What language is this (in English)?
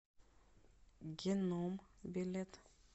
Russian